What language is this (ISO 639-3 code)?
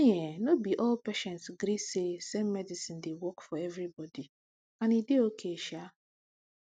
pcm